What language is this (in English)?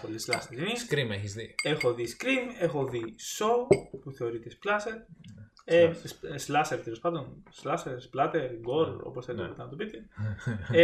Greek